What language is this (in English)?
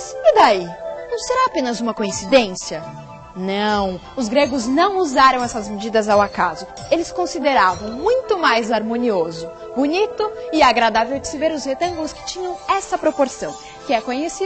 Portuguese